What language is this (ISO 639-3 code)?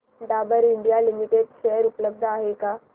mar